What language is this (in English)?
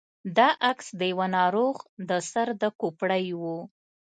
Pashto